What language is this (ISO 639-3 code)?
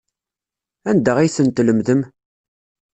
kab